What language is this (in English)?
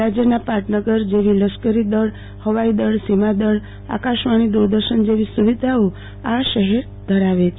Gujarati